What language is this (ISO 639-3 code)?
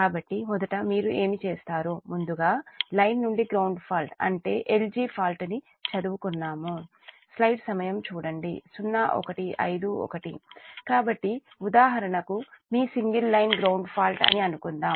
tel